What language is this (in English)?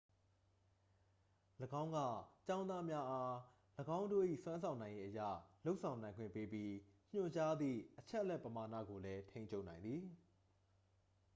Burmese